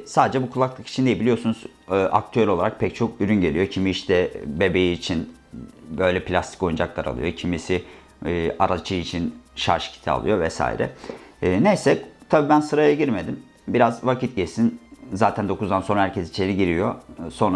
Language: Turkish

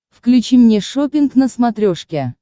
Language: Russian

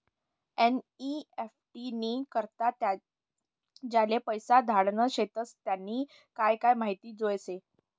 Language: Marathi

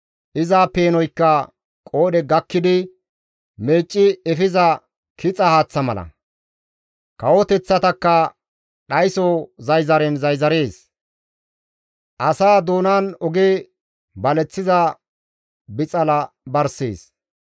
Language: Gamo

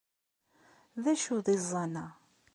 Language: Kabyle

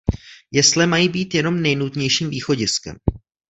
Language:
Czech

